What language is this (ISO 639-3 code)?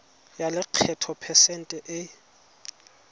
tsn